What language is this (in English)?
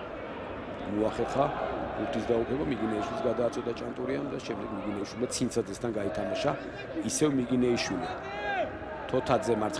Romanian